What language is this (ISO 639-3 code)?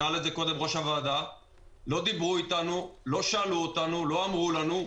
heb